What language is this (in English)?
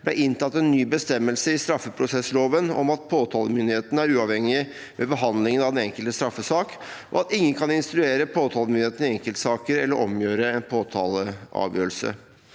Norwegian